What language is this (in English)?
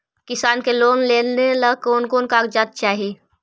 Magahi